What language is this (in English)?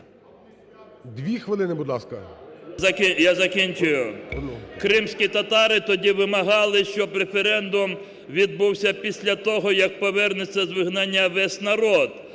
Ukrainian